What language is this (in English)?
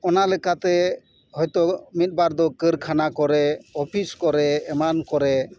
Santali